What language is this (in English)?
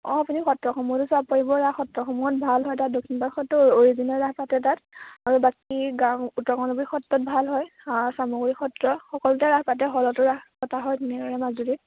Assamese